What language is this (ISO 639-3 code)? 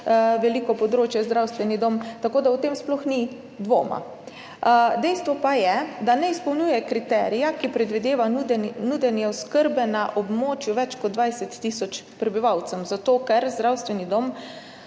slv